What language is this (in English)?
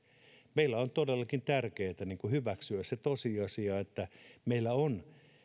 Finnish